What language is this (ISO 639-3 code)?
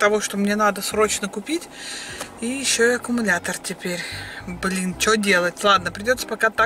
rus